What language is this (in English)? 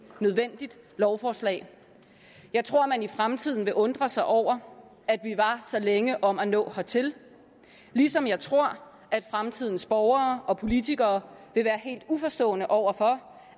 Danish